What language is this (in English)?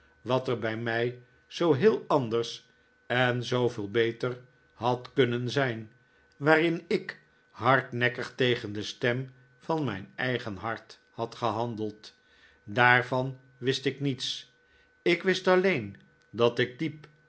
Dutch